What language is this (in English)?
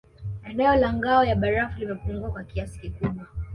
Swahili